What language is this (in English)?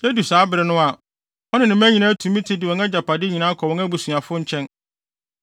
Akan